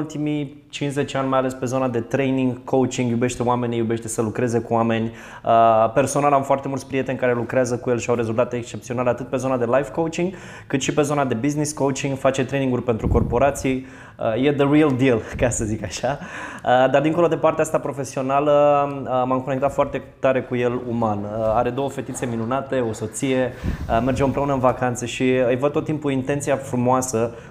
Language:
Romanian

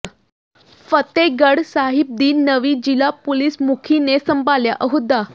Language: Punjabi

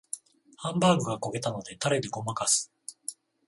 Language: Japanese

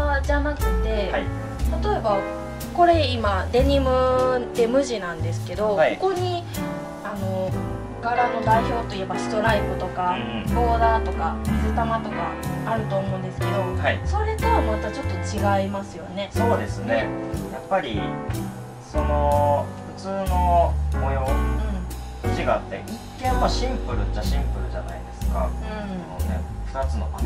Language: Japanese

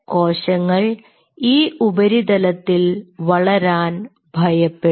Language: Malayalam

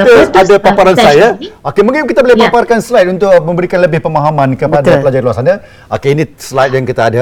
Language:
Malay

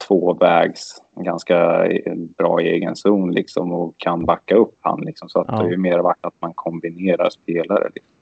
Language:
Swedish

